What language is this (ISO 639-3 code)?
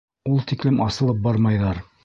bak